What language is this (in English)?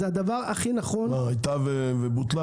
Hebrew